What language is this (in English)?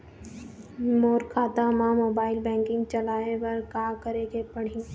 Chhattisgarhi